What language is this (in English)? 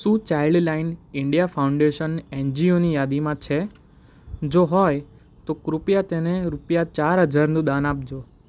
Gujarati